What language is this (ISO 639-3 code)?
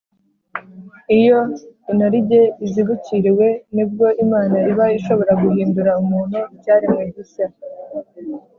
kin